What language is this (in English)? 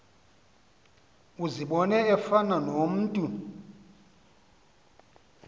Xhosa